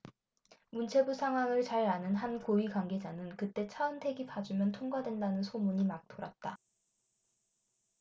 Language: Korean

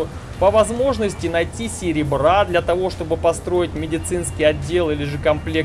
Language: Russian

